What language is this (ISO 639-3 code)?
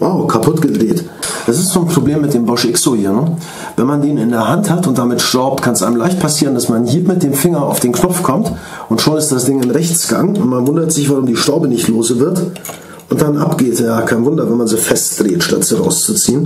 deu